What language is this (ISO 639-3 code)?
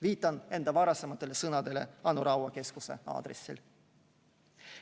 est